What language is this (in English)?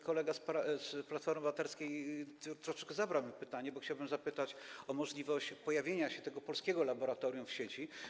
Polish